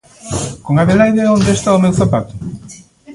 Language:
Galician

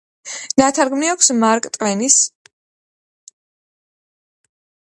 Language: Georgian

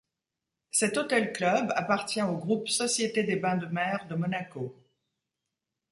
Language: French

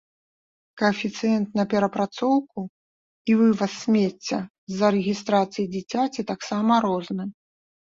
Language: Belarusian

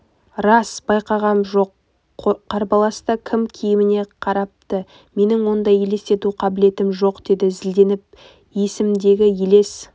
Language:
Kazakh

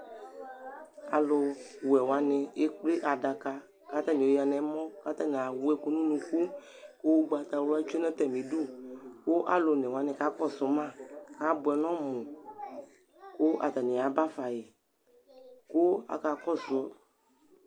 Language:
Ikposo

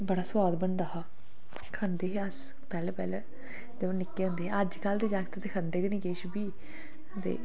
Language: Dogri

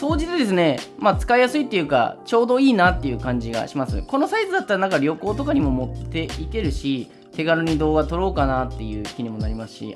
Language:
Japanese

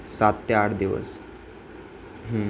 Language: Marathi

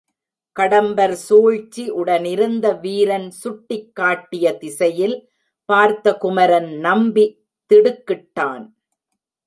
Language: Tamil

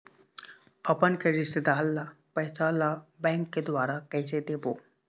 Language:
Chhattisgarhi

